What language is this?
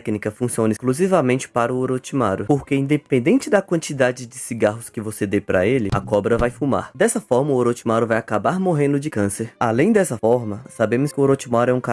Portuguese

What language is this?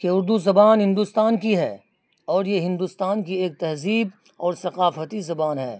Urdu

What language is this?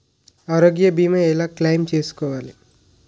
Telugu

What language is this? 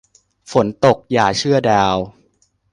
Thai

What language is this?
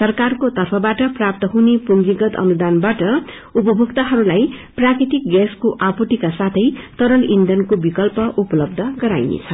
Nepali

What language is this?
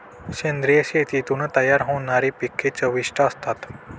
Marathi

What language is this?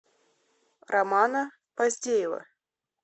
Russian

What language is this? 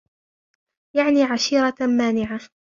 Arabic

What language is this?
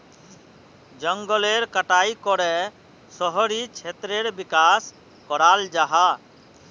Magahi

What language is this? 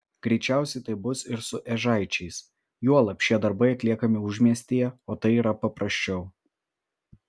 Lithuanian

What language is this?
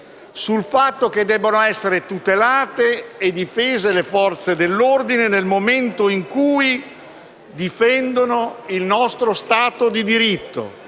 Italian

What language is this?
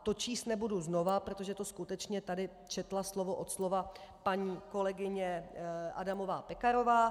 Czech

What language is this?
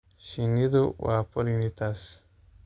Somali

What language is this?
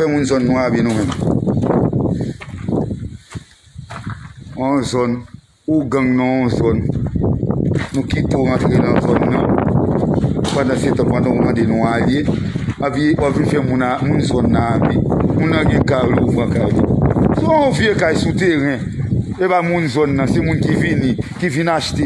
French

